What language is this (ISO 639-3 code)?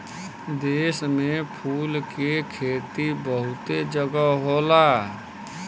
bho